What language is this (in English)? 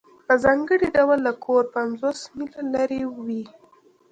Pashto